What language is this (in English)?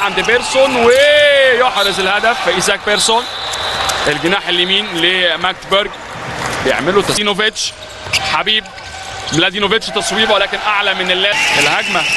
Arabic